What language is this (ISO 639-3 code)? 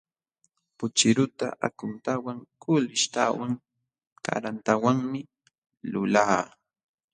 qxw